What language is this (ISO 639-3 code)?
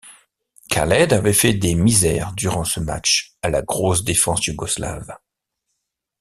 fra